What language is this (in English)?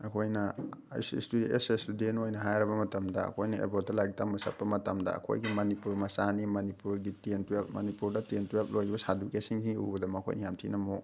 Manipuri